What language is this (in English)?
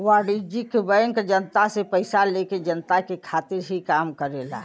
Bhojpuri